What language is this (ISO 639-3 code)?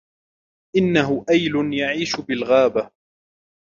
ara